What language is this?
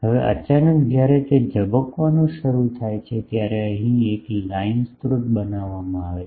Gujarati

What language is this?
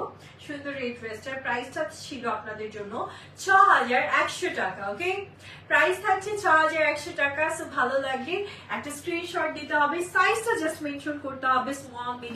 Bangla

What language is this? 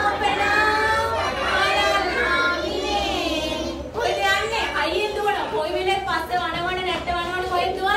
Thai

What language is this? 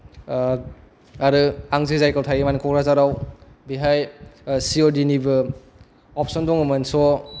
Bodo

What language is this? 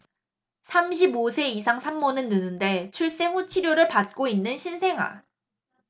Korean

